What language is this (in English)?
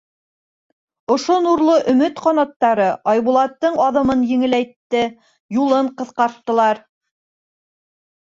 Bashkir